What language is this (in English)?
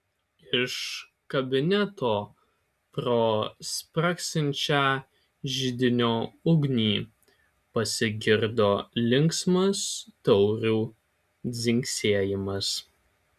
Lithuanian